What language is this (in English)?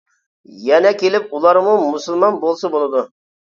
Uyghur